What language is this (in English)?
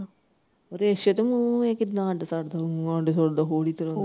Punjabi